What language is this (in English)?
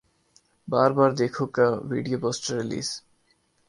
Urdu